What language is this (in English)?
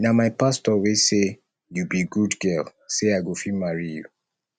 Nigerian Pidgin